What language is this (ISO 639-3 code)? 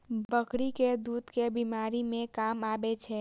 mai